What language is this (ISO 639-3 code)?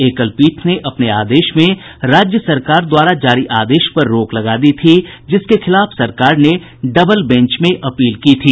hin